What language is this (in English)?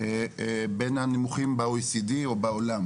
Hebrew